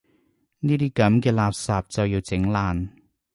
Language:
Cantonese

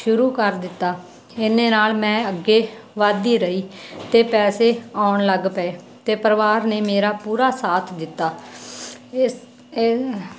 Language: Punjabi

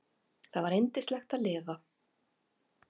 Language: Icelandic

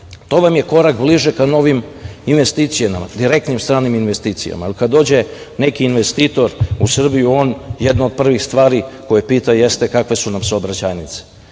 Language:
Serbian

